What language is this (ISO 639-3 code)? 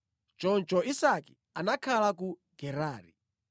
nya